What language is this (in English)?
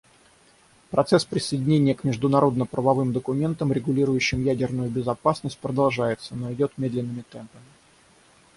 Russian